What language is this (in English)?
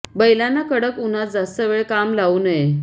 Marathi